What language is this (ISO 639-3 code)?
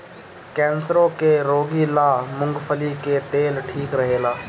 bho